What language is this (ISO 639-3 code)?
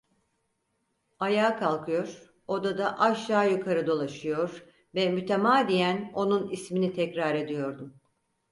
tur